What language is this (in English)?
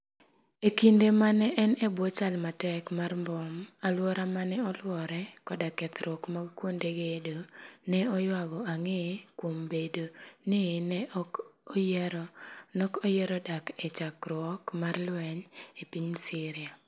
Luo (Kenya and Tanzania)